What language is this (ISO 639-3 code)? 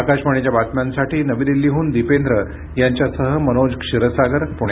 mar